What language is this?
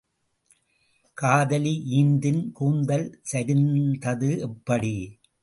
Tamil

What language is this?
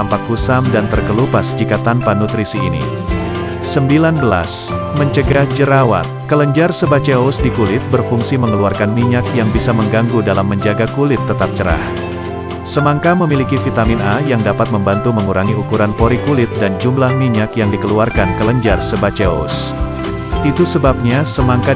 Indonesian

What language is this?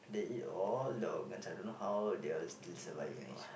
English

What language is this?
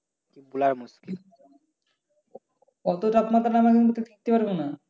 Bangla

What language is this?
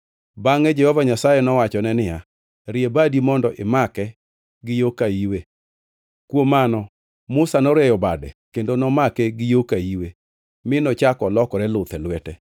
Luo (Kenya and Tanzania)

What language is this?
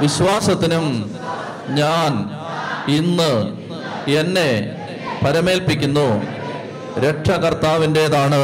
Malayalam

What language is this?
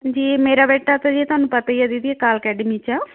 Punjabi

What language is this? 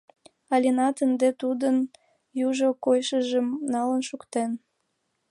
Mari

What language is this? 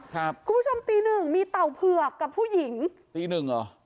Thai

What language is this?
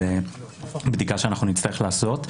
Hebrew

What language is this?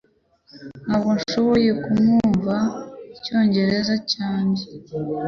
Kinyarwanda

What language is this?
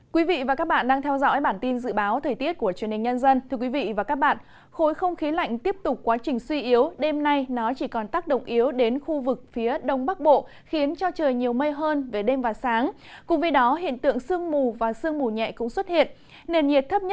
Vietnamese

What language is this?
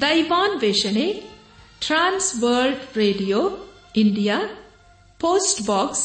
Kannada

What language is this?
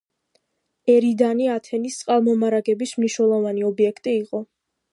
Georgian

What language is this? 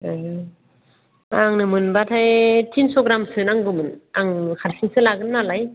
Bodo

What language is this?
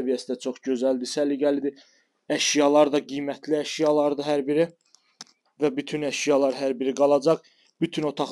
Turkish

